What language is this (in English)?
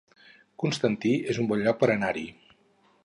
Catalan